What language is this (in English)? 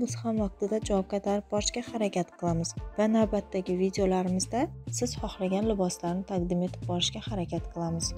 Turkish